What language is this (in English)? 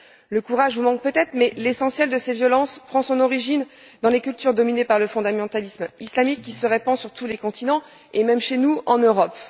French